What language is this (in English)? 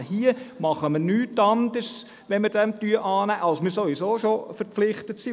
Swiss German